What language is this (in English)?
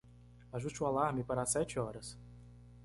Portuguese